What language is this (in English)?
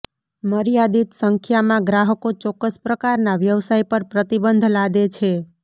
Gujarati